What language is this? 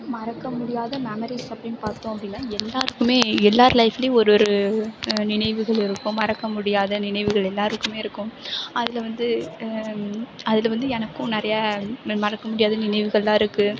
Tamil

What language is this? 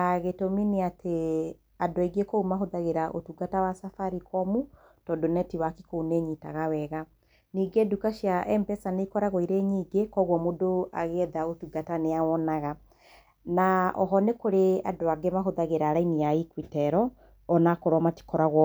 Kikuyu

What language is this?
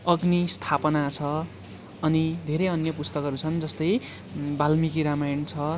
Nepali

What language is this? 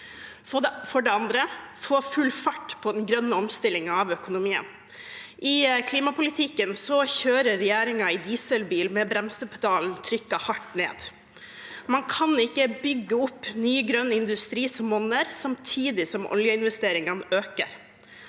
Norwegian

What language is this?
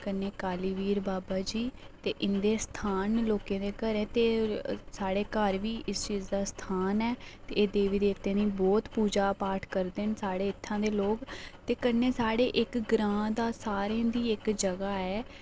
Dogri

